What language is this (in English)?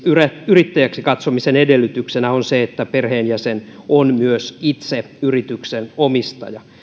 Finnish